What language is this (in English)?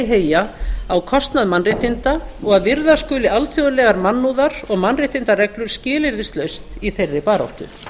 Icelandic